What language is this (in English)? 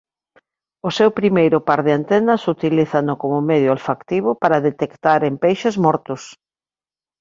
Galician